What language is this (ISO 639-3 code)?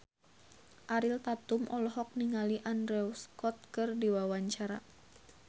sun